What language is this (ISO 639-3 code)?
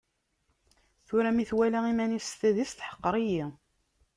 kab